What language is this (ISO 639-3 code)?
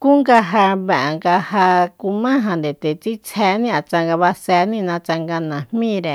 vmp